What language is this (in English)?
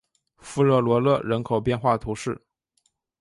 Chinese